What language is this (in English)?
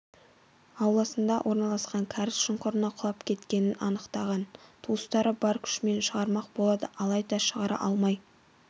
Kazakh